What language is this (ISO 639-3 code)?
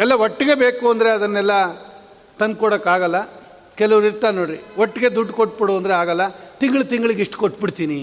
kan